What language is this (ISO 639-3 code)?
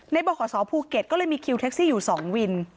tha